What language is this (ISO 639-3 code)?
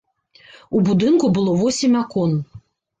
bel